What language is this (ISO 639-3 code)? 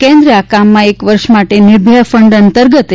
guj